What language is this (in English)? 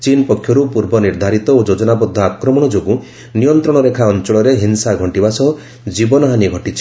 Odia